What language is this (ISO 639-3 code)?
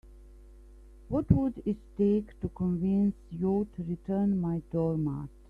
eng